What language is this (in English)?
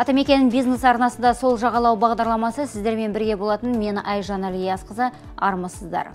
Turkish